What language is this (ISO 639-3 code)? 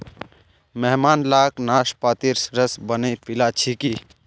mag